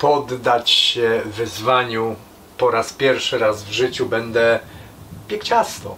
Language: Polish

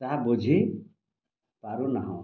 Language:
Odia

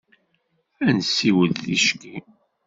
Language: Kabyle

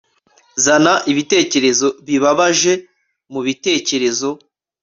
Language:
Kinyarwanda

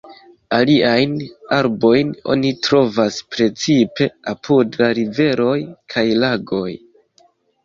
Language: Esperanto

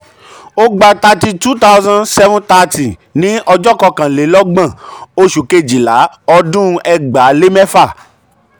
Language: Yoruba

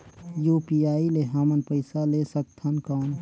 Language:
Chhattisgarhi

